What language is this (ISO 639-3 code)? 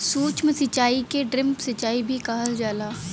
bho